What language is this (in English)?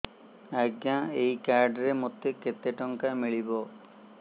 Odia